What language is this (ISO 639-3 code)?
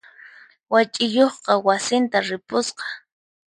qxp